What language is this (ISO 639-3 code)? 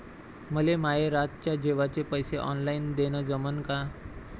mar